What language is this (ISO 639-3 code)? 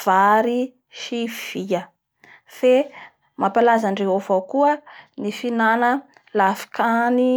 bhr